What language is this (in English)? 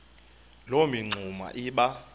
Xhosa